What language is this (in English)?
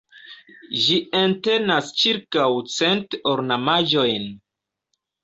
Esperanto